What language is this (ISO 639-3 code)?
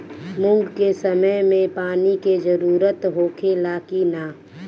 bho